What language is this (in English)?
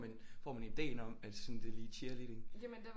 Danish